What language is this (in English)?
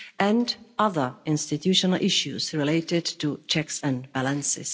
English